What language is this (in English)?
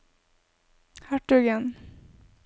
Norwegian